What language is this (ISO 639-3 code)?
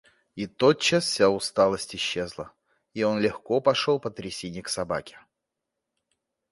rus